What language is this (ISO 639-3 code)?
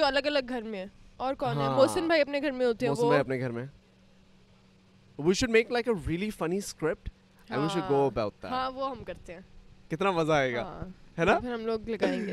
urd